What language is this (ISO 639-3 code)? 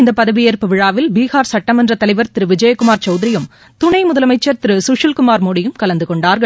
tam